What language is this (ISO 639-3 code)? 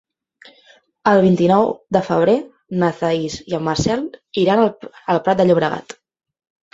cat